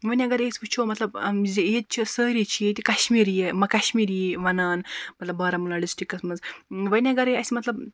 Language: Kashmiri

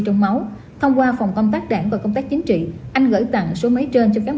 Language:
Vietnamese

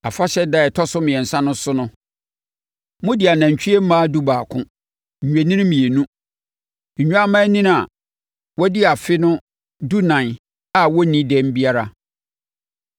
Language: Akan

